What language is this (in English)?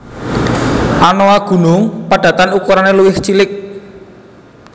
Javanese